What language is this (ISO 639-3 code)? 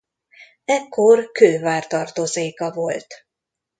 hun